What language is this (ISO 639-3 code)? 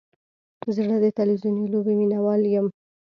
pus